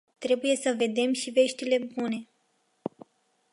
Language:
Romanian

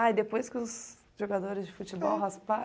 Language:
Portuguese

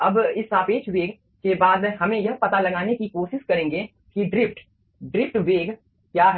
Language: Hindi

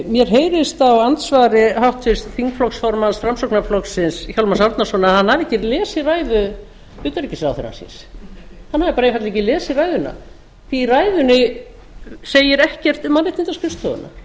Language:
Icelandic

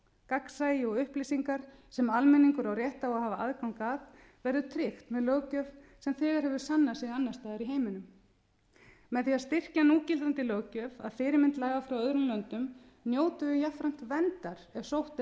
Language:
Icelandic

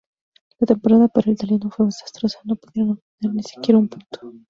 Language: Spanish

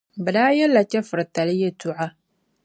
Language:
Dagbani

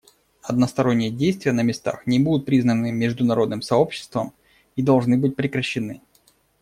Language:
Russian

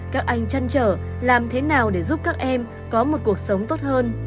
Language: Vietnamese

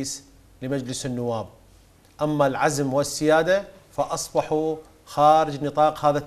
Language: Arabic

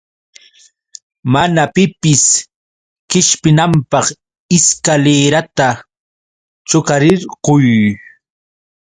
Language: Yauyos Quechua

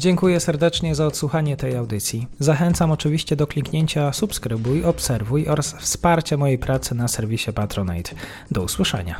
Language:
Polish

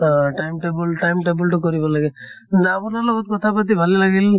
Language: Assamese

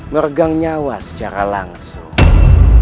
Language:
Indonesian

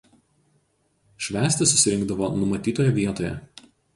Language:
Lithuanian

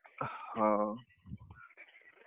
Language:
Odia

